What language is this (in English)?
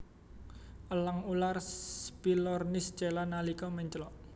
Javanese